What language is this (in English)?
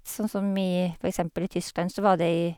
Norwegian